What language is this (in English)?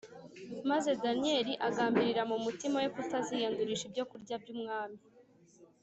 Kinyarwanda